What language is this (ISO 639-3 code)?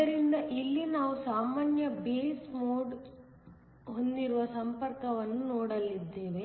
kan